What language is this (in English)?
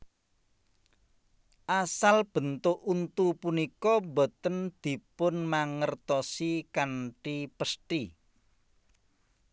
Javanese